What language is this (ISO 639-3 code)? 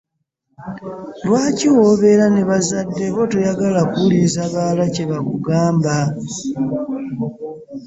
lug